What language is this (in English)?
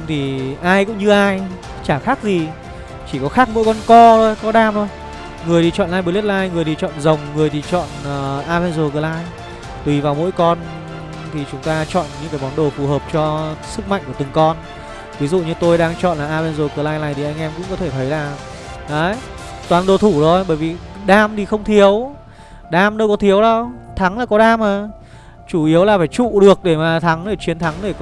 Vietnamese